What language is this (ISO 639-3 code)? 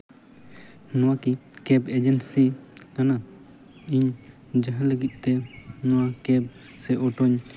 sat